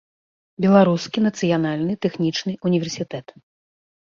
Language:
Belarusian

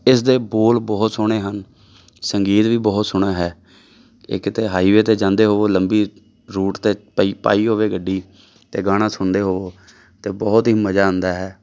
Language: Punjabi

